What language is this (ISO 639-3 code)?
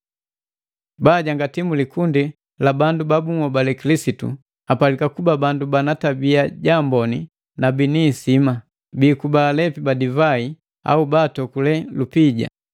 mgv